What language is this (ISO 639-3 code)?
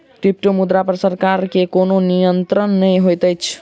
mai